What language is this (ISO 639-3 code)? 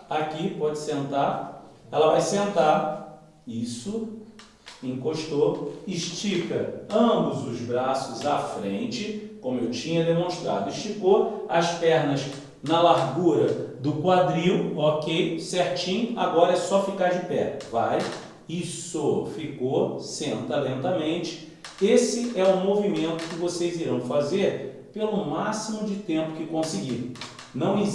por